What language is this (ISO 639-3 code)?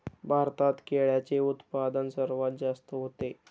mar